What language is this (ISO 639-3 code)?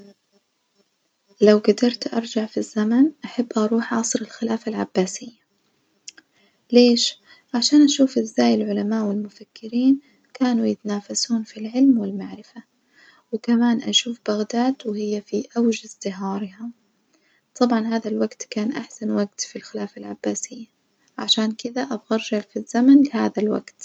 ars